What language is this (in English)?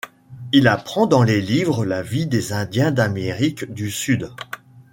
French